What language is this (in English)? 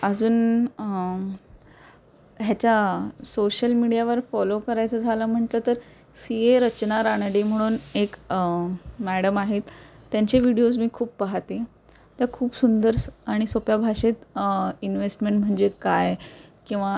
Marathi